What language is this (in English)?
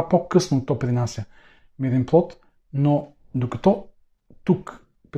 Bulgarian